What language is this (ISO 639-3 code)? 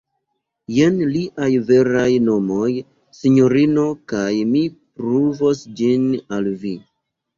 epo